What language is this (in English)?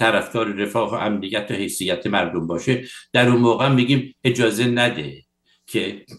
Persian